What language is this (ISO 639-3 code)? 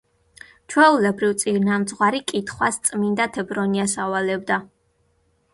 kat